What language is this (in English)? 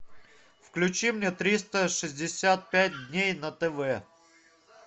Russian